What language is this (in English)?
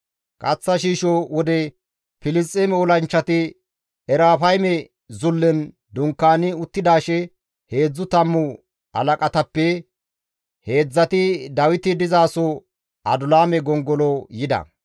Gamo